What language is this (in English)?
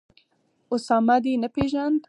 Pashto